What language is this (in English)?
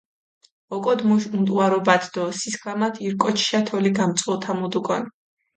Mingrelian